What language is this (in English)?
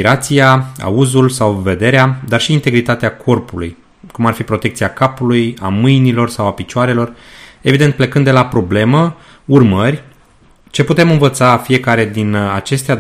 Romanian